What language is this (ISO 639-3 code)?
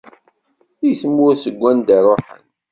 kab